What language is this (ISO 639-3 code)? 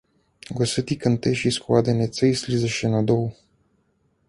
bul